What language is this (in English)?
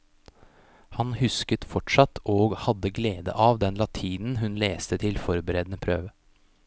Norwegian